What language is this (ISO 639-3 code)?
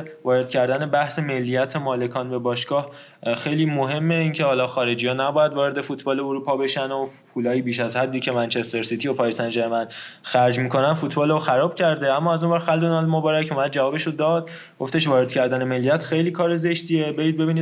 fas